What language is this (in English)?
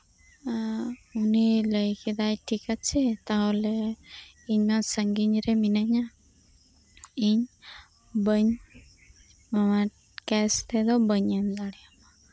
Santali